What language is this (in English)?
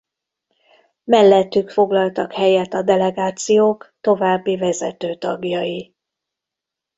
Hungarian